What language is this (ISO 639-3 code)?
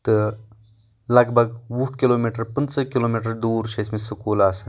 kas